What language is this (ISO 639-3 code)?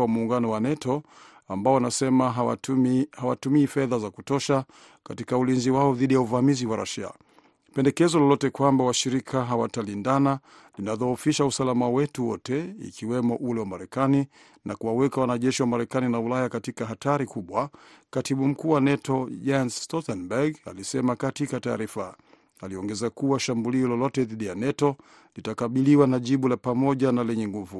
swa